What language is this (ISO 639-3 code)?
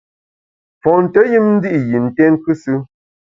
bax